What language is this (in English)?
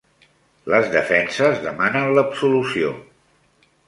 Catalan